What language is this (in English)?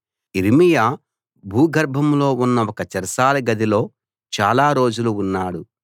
Telugu